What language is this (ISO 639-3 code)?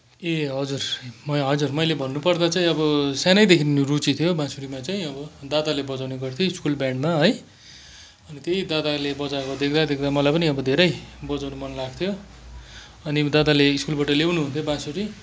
nep